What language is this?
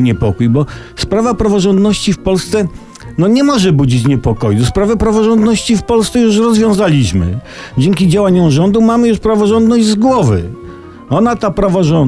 Polish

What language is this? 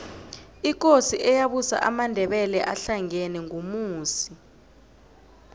South Ndebele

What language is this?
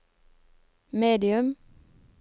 Norwegian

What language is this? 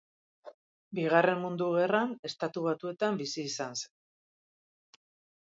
Basque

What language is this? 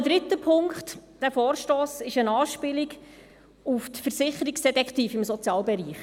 Swiss German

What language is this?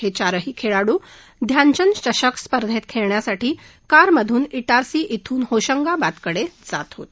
Marathi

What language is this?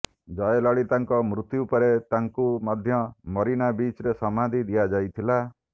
Odia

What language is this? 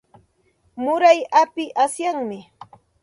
Santa Ana de Tusi Pasco Quechua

